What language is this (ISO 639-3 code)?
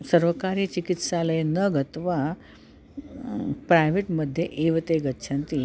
san